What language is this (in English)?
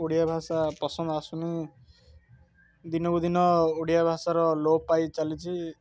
Odia